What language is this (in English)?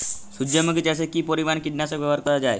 Bangla